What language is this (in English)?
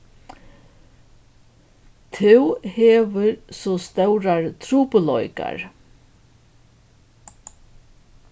Faroese